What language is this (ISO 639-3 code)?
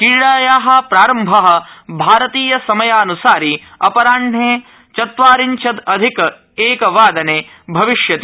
san